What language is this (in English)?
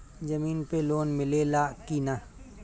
Bhojpuri